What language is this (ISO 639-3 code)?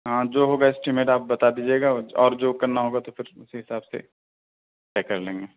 urd